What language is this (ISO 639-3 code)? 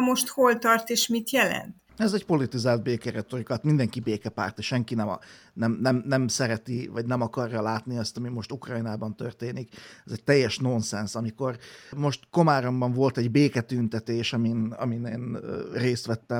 hun